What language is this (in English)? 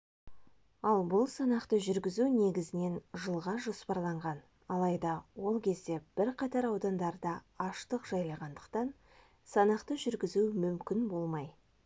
Kazakh